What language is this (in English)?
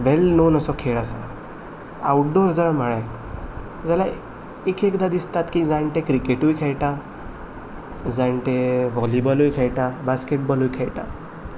Konkani